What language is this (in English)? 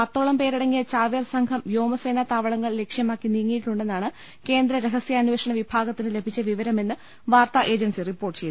Malayalam